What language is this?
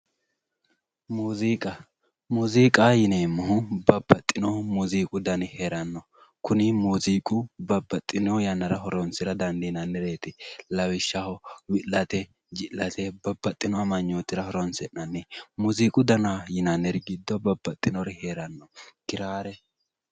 Sidamo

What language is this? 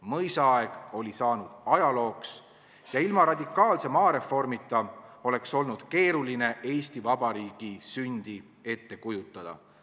Estonian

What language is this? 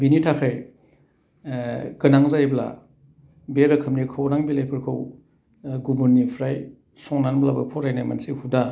Bodo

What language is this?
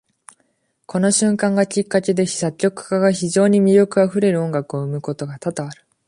Japanese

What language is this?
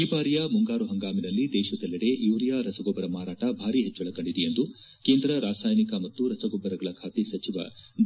Kannada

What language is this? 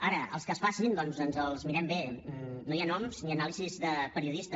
Catalan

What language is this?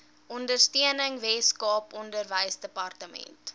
Afrikaans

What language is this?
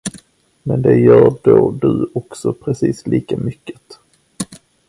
Swedish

